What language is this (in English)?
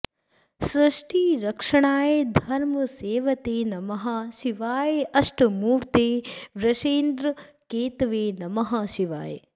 Sanskrit